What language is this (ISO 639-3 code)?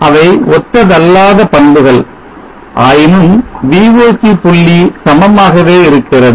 tam